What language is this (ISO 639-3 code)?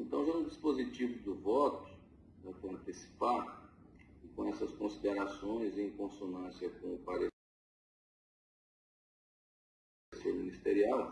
por